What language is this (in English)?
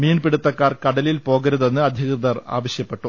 Malayalam